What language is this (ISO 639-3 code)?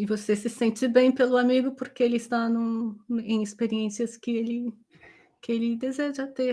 por